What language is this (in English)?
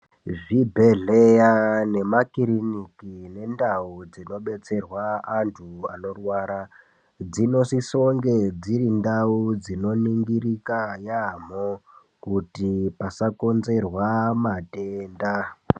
Ndau